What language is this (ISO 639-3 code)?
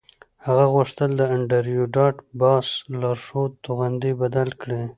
pus